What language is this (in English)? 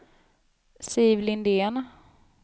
Swedish